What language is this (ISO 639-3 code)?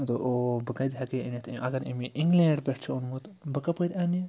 kas